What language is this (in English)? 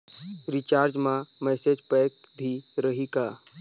Chhattisgarhi